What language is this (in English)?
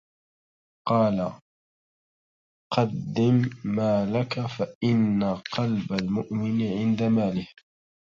Arabic